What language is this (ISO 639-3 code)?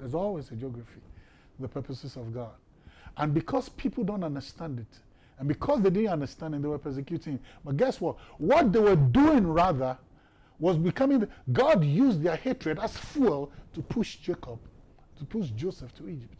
eng